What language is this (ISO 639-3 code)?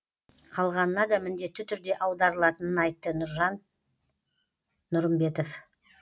kaz